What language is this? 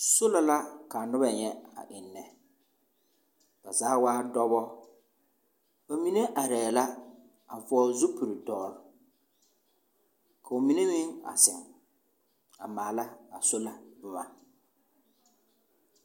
Southern Dagaare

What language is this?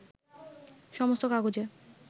Bangla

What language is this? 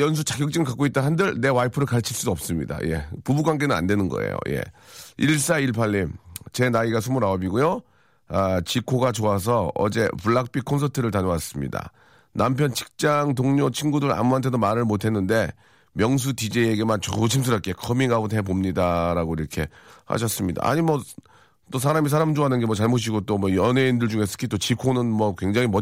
Korean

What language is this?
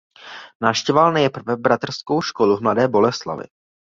Czech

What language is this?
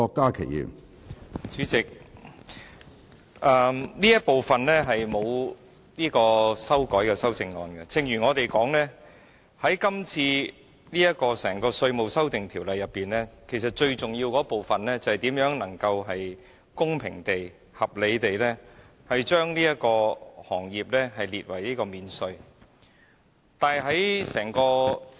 Cantonese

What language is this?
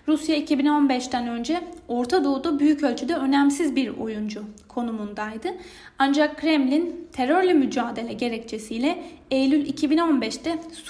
Turkish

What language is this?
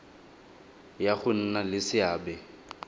Tswana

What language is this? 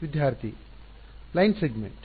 Kannada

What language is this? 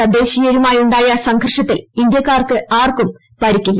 Malayalam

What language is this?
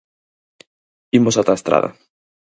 Galician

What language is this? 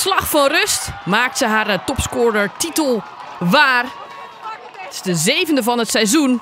Dutch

